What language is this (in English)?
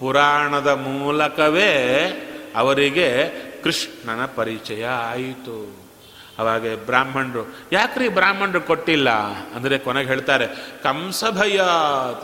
Kannada